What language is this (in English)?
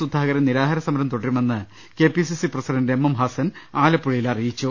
Malayalam